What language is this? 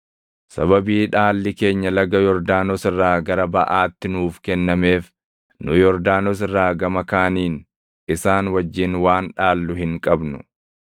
Oromo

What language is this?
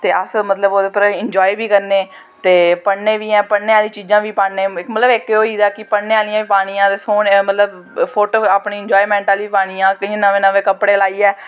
Dogri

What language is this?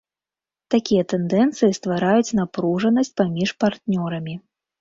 Belarusian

